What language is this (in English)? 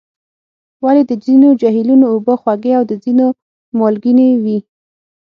Pashto